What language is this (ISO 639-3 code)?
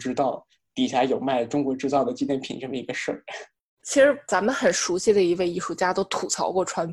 zho